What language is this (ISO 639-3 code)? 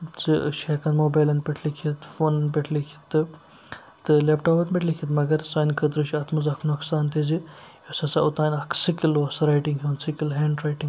kas